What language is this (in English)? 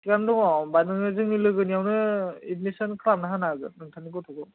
Bodo